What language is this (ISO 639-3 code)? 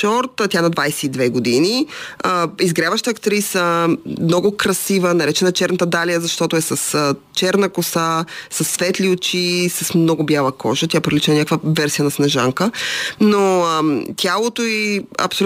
bul